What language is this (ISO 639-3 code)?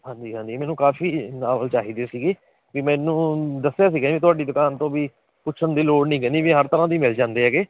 pan